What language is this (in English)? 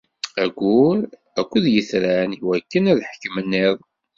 Kabyle